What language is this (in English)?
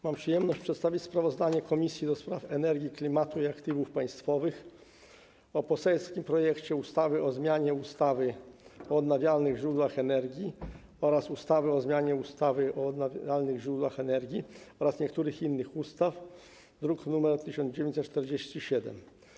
Polish